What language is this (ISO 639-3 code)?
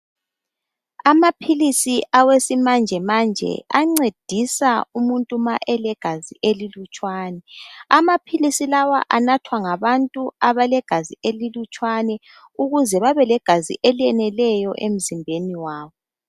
nde